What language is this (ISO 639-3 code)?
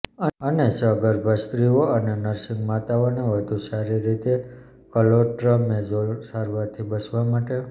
guj